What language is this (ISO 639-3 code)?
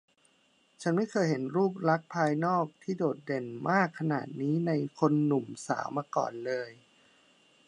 tha